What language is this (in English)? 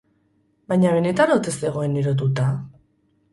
Basque